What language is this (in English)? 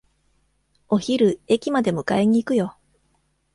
Japanese